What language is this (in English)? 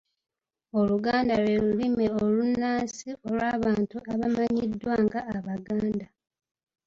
Ganda